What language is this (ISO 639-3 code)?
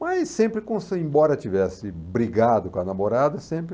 por